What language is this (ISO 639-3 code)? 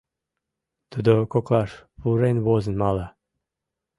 chm